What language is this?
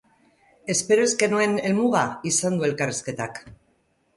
Basque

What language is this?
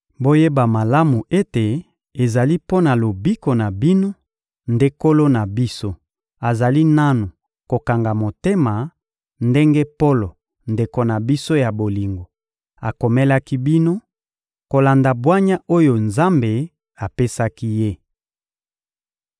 Lingala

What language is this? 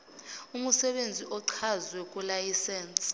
Zulu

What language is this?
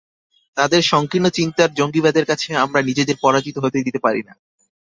Bangla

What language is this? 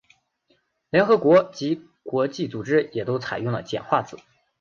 Chinese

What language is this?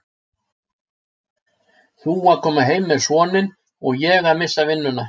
Icelandic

